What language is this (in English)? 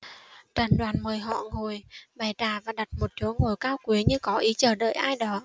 Vietnamese